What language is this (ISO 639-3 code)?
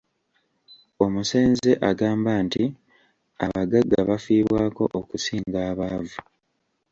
lug